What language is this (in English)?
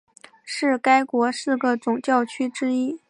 Chinese